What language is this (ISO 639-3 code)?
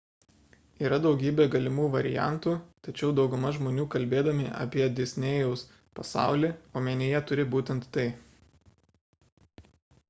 lit